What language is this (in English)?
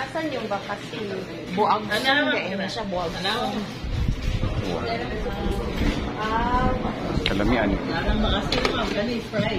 Filipino